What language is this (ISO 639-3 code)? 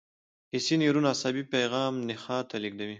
pus